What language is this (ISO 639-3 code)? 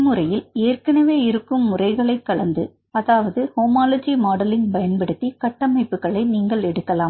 tam